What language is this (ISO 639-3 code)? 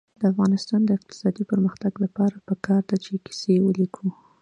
pus